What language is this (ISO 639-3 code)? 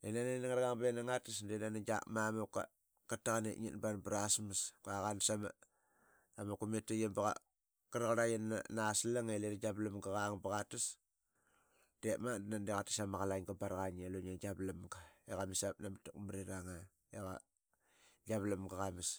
byx